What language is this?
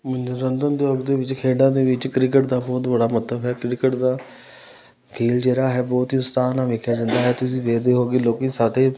Punjabi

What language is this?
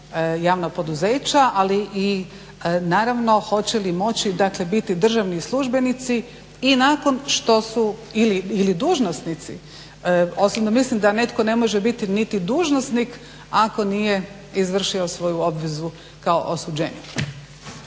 Croatian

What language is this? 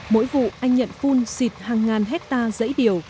Vietnamese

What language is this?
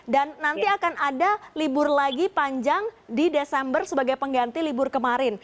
Indonesian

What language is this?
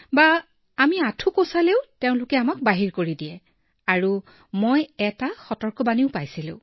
Assamese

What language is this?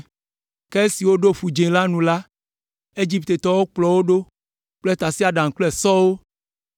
Ewe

